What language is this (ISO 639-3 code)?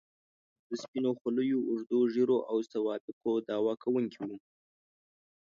pus